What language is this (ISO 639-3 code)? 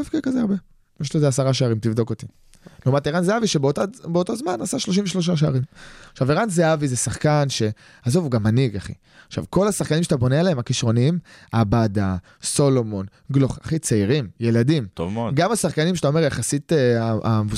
heb